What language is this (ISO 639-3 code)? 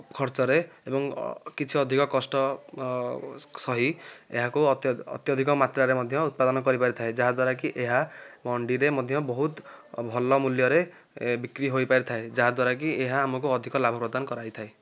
ori